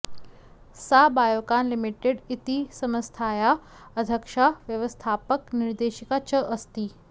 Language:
Sanskrit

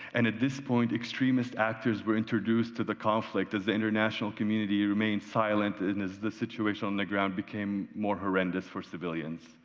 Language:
English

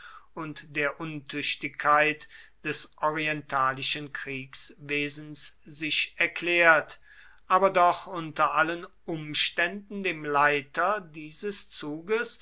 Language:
German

